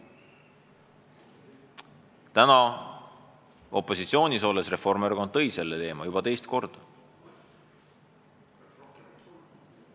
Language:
Estonian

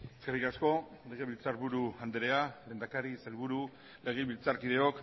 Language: Basque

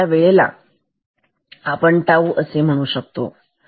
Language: Marathi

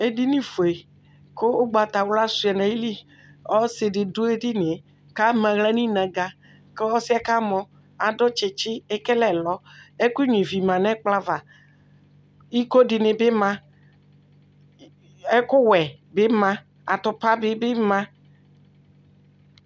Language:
Ikposo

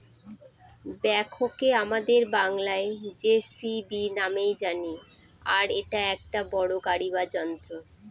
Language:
Bangla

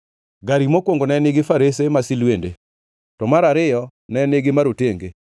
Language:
Luo (Kenya and Tanzania)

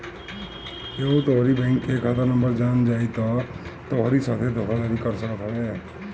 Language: Bhojpuri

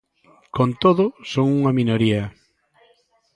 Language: Galician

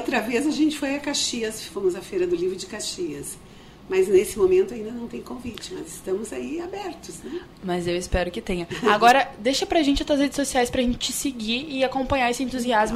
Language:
Portuguese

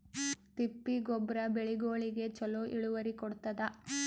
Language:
Kannada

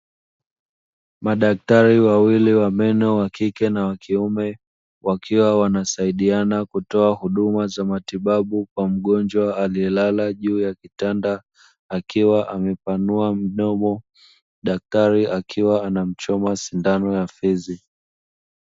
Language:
Swahili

